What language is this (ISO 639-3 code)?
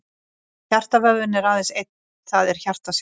isl